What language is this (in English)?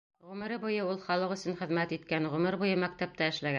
Bashkir